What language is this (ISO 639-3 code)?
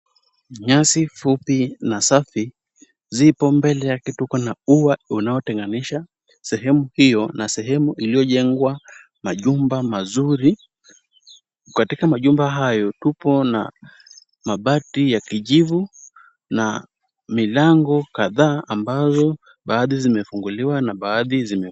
swa